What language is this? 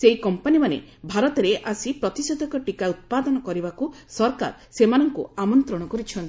Odia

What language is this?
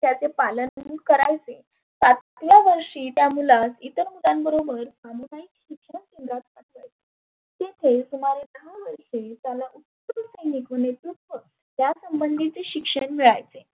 Marathi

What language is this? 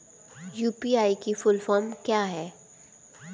Hindi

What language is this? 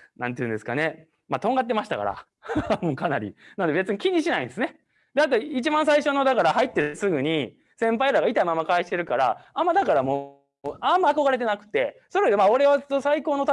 Japanese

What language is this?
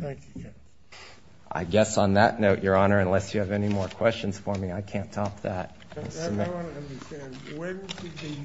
English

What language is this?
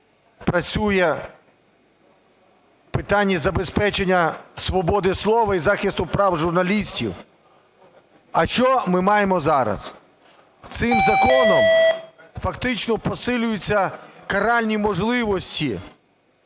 Ukrainian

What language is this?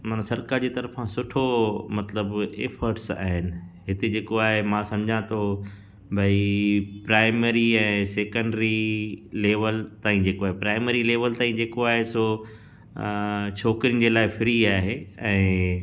Sindhi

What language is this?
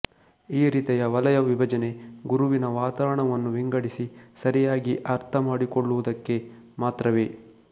Kannada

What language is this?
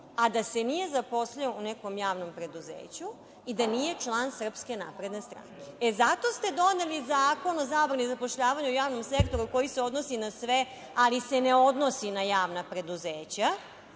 Serbian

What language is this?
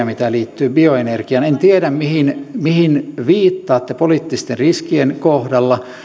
Finnish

